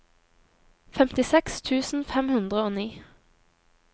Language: Norwegian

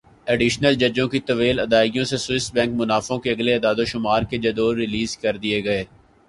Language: Urdu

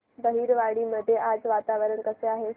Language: Marathi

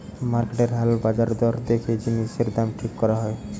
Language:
Bangla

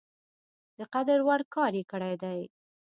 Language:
Pashto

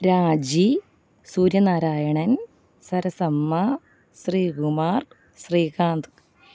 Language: Malayalam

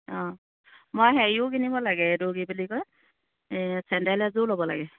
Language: Assamese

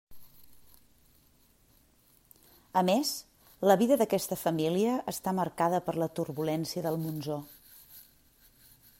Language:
Catalan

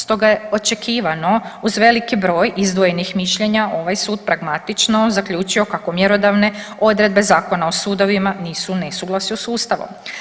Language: Croatian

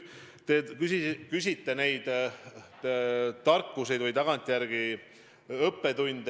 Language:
Estonian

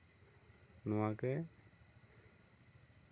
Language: Santali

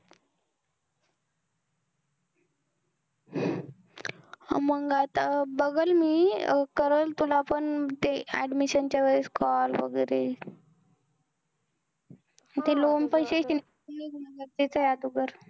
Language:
Marathi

